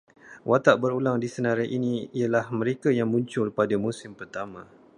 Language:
Malay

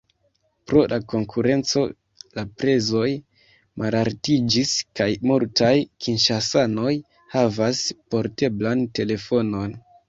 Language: Esperanto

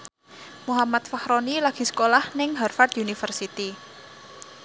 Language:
Javanese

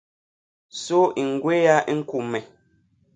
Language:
Basaa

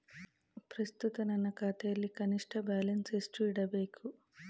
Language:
Kannada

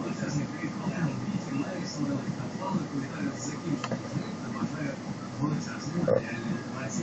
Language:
Russian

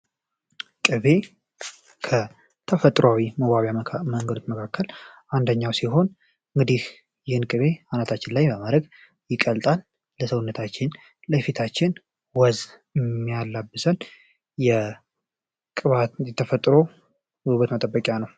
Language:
Amharic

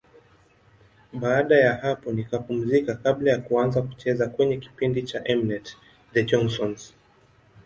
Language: Swahili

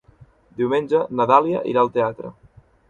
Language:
Catalan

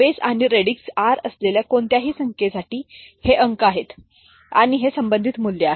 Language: Marathi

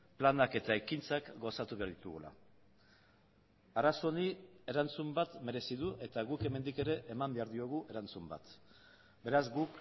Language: Basque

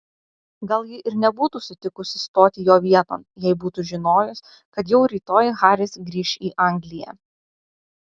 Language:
Lithuanian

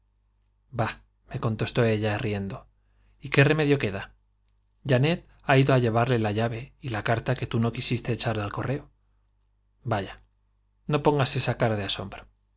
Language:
Spanish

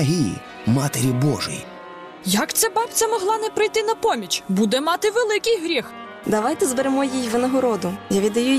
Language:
Ukrainian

